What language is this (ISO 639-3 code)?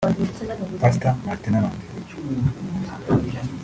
kin